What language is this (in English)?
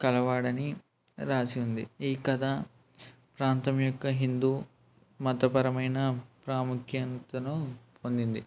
Telugu